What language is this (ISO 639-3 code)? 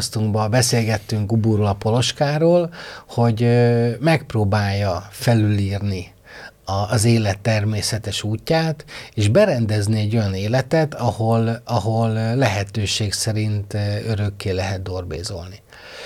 hun